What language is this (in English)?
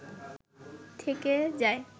Bangla